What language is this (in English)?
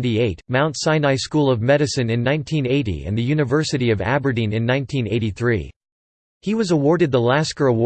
English